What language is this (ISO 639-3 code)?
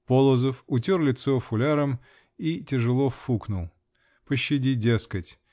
rus